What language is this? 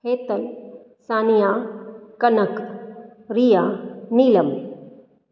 Sindhi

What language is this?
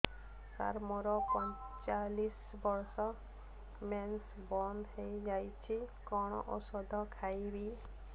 Odia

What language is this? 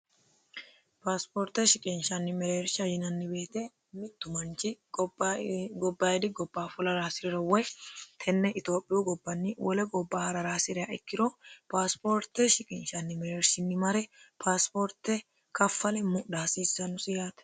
Sidamo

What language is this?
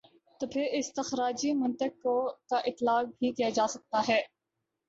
Urdu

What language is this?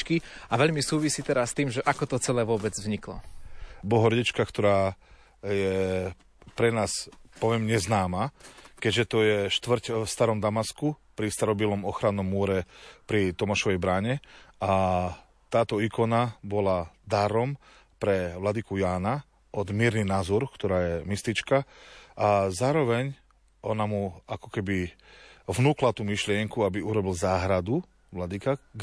Slovak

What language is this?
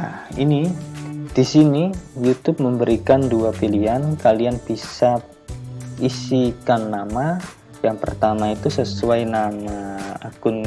Indonesian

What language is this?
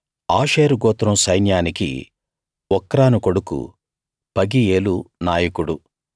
Telugu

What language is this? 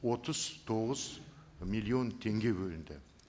Kazakh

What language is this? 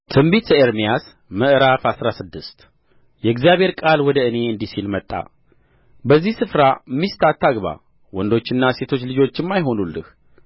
Amharic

